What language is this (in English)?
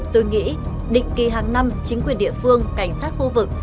Vietnamese